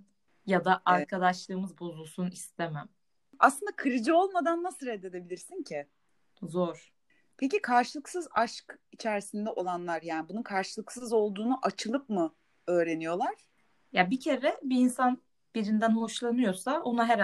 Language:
Turkish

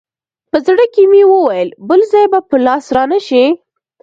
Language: Pashto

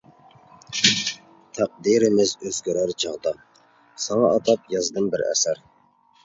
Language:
Uyghur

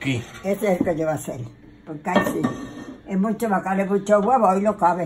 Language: Spanish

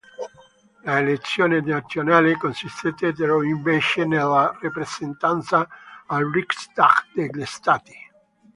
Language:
Italian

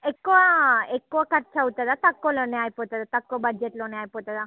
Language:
Telugu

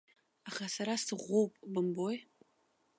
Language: Abkhazian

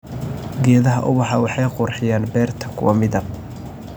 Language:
Somali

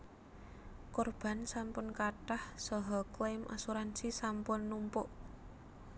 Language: Javanese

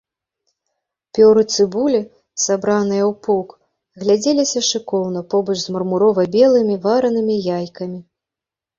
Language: Belarusian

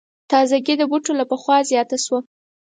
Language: Pashto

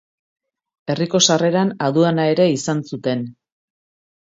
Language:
Basque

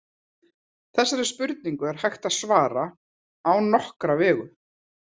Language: Icelandic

